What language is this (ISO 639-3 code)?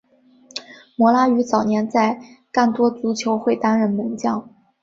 zho